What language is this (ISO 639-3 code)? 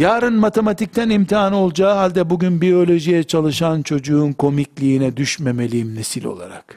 tur